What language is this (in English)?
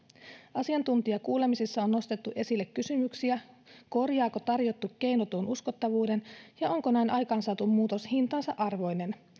Finnish